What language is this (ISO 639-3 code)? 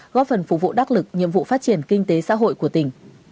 vie